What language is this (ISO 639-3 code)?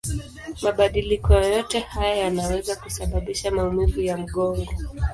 swa